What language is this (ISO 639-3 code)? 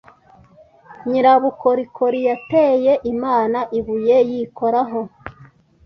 kin